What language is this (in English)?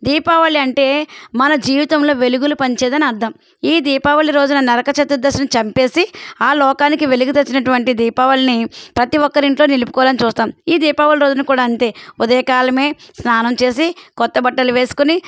Telugu